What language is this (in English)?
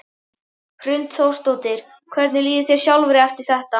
Icelandic